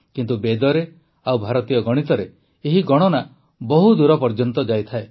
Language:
Odia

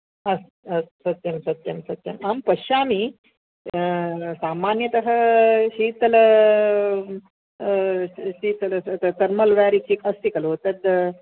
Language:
Sanskrit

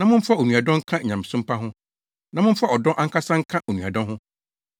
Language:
Akan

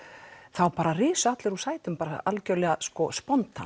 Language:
Icelandic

